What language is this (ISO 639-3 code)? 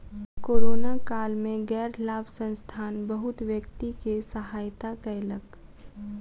mai